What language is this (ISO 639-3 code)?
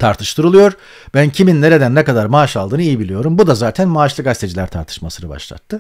tur